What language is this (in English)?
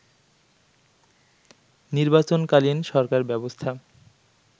Bangla